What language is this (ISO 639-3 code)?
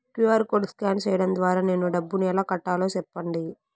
tel